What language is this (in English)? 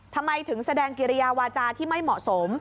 Thai